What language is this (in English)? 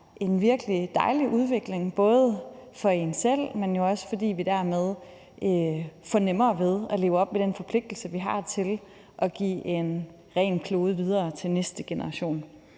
Danish